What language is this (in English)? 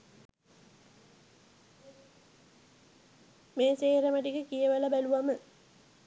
Sinhala